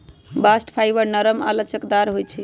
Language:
Magahi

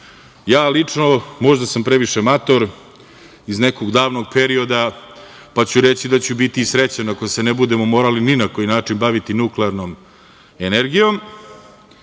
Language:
Serbian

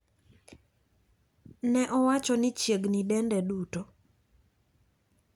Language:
Luo (Kenya and Tanzania)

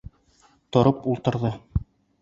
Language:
Bashkir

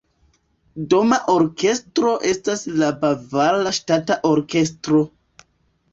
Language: Esperanto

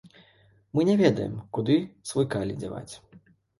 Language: Belarusian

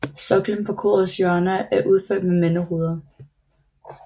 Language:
Danish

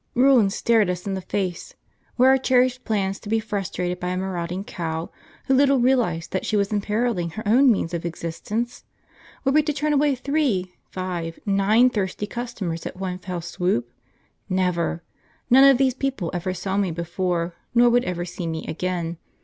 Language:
English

